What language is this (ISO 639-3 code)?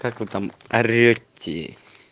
rus